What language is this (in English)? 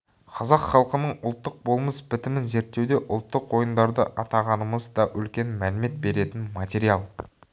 Kazakh